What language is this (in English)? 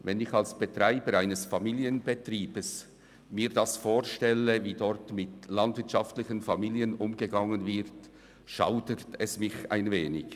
Swiss German